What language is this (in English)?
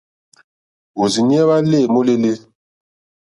Mokpwe